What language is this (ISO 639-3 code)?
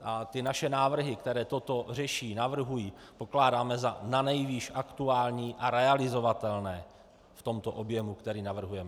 ces